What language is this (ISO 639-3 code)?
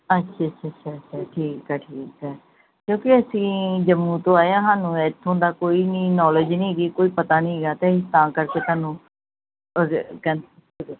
pan